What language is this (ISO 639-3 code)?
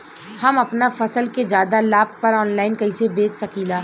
bho